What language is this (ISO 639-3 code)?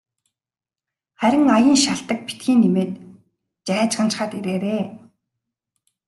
mon